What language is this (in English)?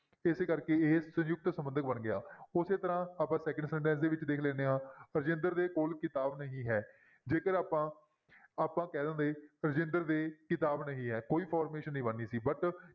Punjabi